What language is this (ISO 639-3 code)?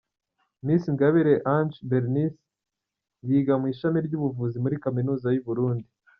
kin